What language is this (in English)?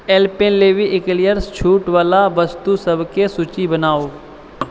Maithili